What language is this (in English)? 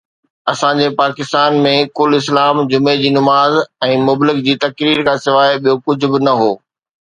Sindhi